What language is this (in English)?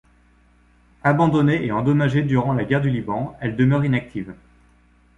French